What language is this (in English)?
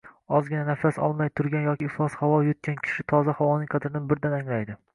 Uzbek